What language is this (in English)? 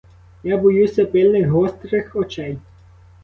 Ukrainian